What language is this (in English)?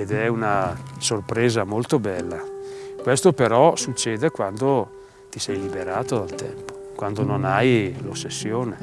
Italian